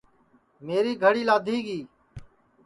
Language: Sansi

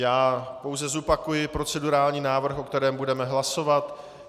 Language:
Czech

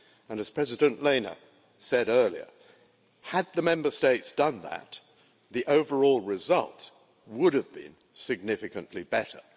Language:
English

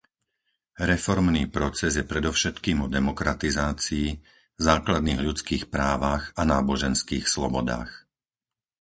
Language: Slovak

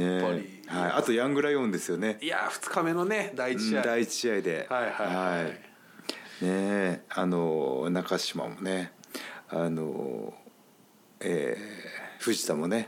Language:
Japanese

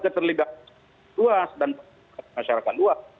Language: Indonesian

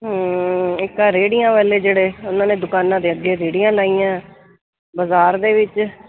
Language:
Punjabi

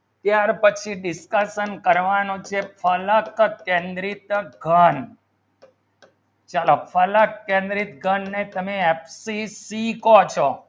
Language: Gujarati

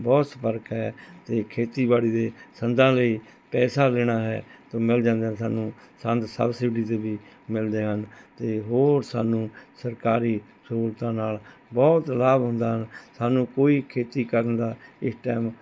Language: Punjabi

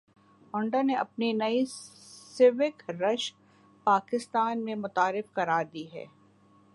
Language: Urdu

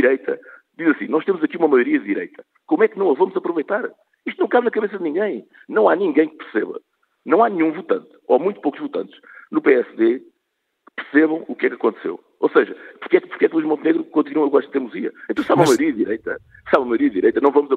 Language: Portuguese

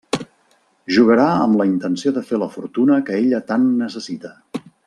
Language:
Catalan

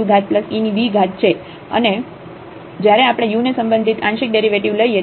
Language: Gujarati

